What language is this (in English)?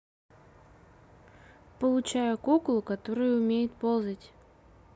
Russian